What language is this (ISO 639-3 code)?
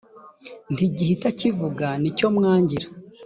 kin